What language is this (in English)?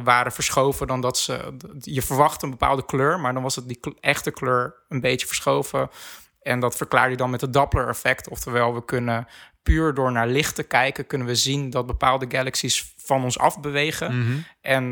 Dutch